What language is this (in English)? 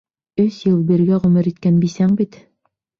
Bashkir